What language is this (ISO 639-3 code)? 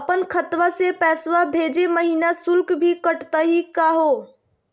mag